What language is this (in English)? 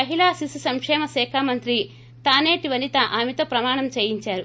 Telugu